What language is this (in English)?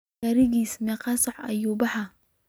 Somali